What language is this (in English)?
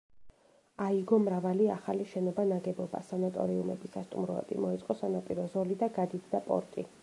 Georgian